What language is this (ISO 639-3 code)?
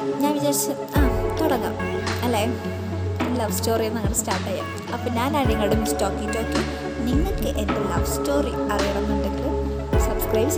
mal